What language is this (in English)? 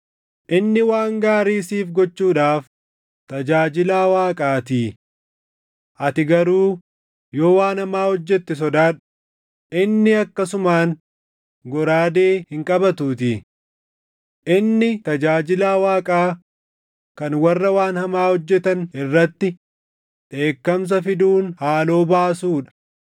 Oromo